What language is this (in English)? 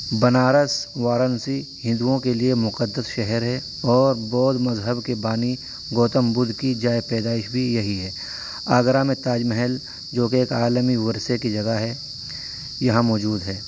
Urdu